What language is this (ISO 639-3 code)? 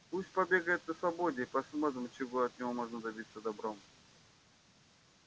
rus